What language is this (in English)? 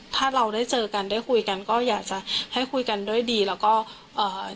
Thai